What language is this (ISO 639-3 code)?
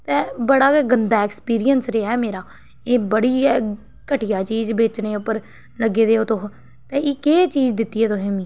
doi